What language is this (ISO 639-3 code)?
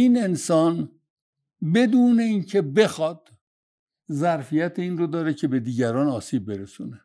fas